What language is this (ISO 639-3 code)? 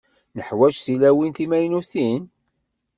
kab